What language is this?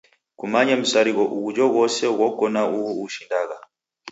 Taita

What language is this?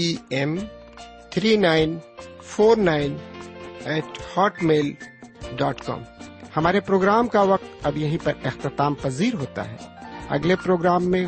Urdu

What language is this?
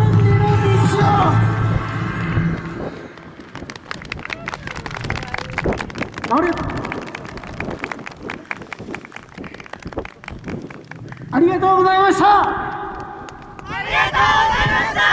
Japanese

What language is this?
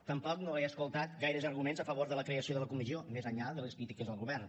Catalan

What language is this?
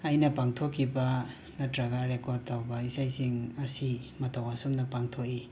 Manipuri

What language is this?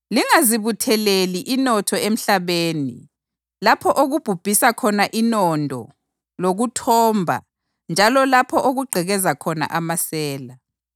North Ndebele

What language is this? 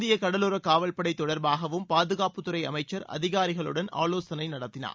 Tamil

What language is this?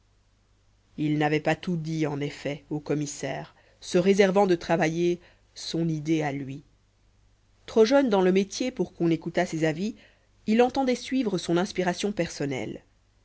French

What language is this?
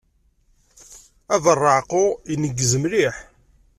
Kabyle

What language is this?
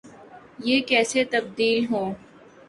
Urdu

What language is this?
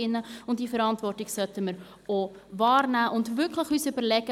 Swiss German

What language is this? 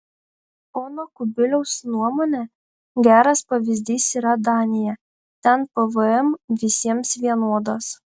Lithuanian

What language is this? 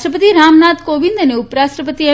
Gujarati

